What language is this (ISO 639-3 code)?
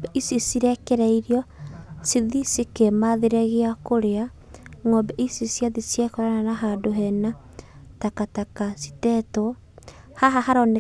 kik